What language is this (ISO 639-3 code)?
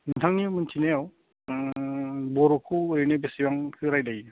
brx